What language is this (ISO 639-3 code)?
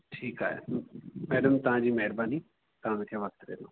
snd